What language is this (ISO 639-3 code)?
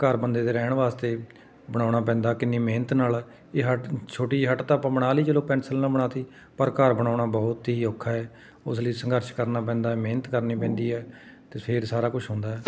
pan